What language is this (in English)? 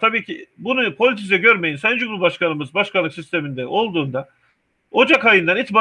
Turkish